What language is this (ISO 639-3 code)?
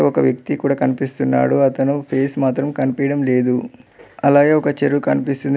tel